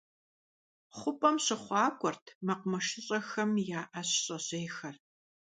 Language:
Kabardian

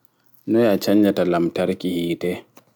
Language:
Fula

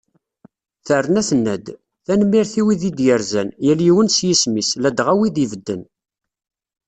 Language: Kabyle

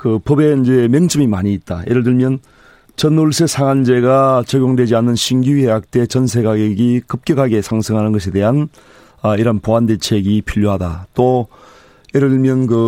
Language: Korean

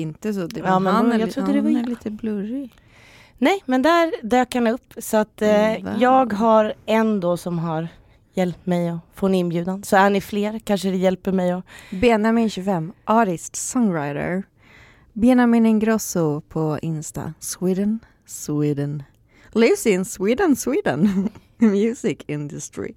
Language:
Swedish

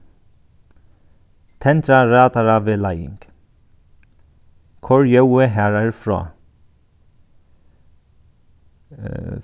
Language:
Faroese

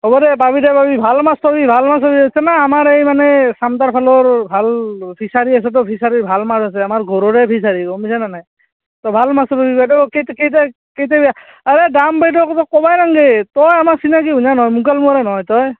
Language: Assamese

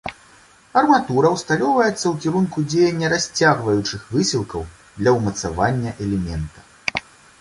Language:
Belarusian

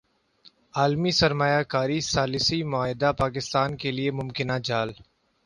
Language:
Urdu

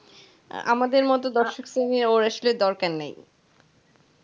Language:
Bangla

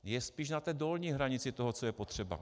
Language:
Czech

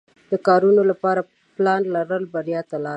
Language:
Pashto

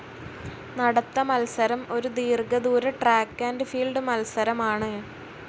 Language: Malayalam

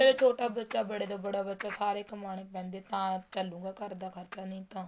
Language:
Punjabi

